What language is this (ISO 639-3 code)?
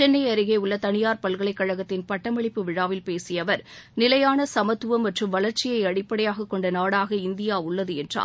tam